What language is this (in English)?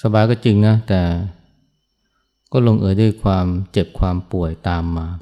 Thai